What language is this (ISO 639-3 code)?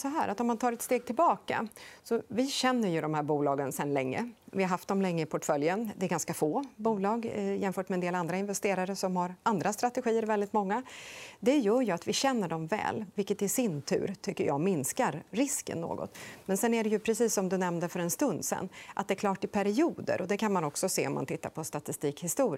swe